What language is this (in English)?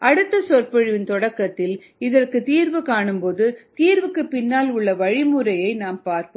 Tamil